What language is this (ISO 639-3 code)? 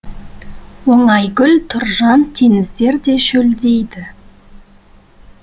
kaz